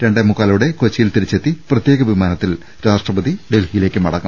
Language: Malayalam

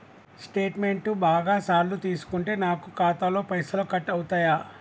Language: Telugu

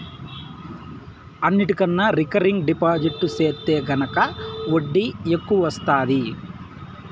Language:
Telugu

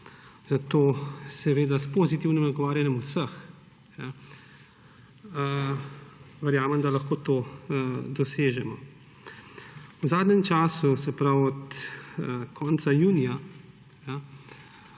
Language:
Slovenian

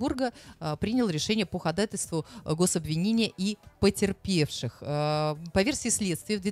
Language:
Russian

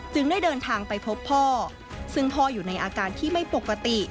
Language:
Thai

